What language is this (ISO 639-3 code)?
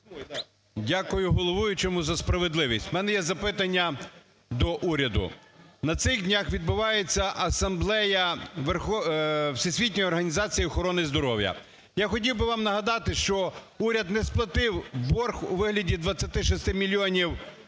ukr